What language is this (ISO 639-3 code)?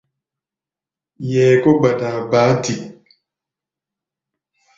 gba